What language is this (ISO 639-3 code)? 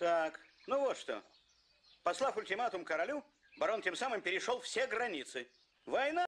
rus